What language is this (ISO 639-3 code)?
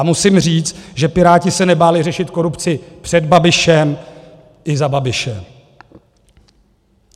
ces